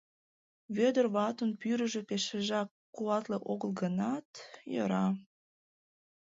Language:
Mari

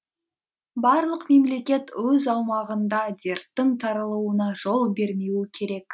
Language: Kazakh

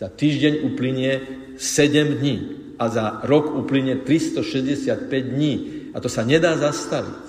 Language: Slovak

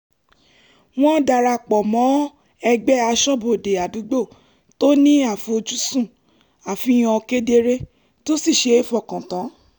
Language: Yoruba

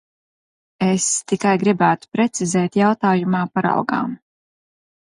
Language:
Latvian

